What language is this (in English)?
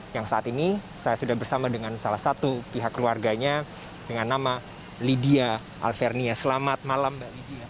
Indonesian